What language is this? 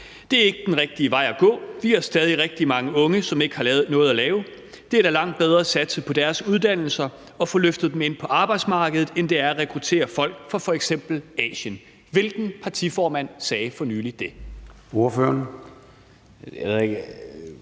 Danish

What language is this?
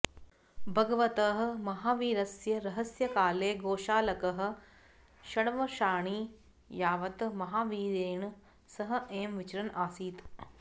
Sanskrit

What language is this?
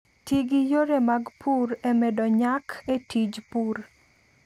Luo (Kenya and Tanzania)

